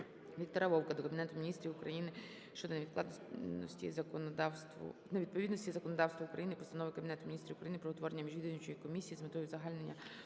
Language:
Ukrainian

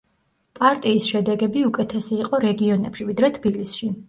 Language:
Georgian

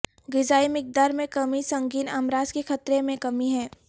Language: Urdu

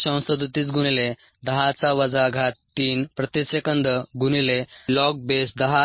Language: Marathi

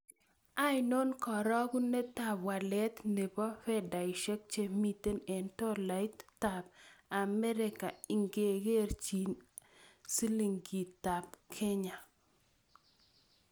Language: Kalenjin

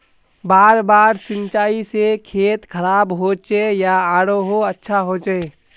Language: Magahi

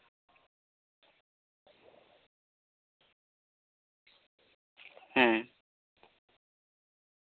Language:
Santali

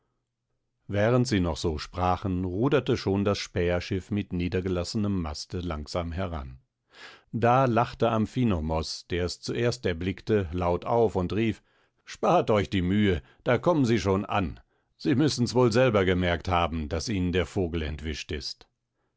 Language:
German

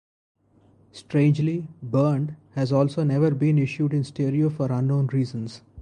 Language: English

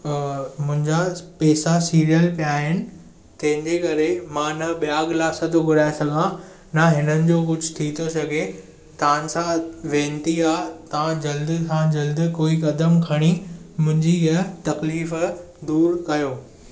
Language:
Sindhi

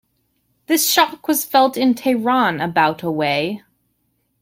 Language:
English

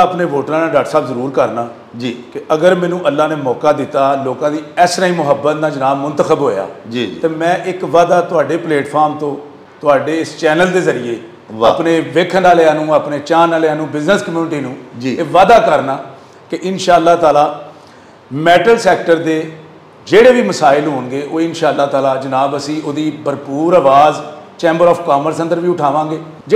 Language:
Punjabi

